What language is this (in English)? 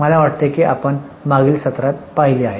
Marathi